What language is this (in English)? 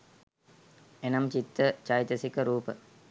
Sinhala